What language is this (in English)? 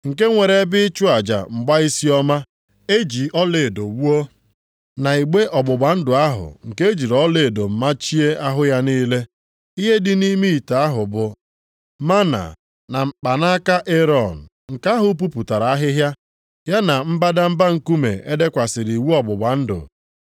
Igbo